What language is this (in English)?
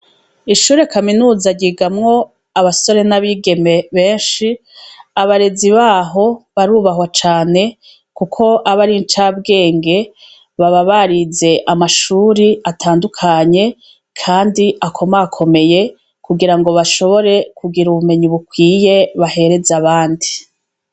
Rundi